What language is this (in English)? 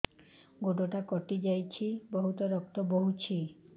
Odia